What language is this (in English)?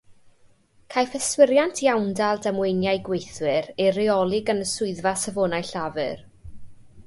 Welsh